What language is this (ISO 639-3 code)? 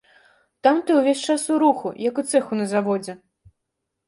bel